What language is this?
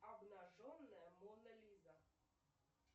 Russian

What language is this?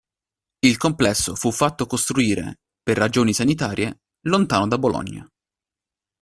Italian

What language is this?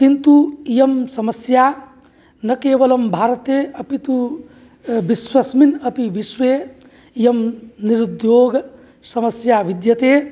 Sanskrit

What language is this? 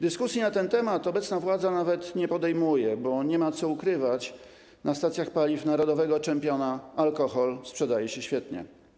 Polish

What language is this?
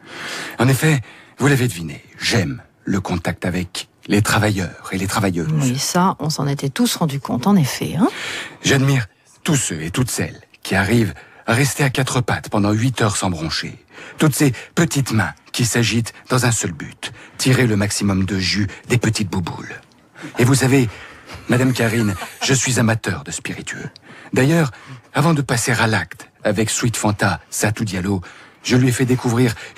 French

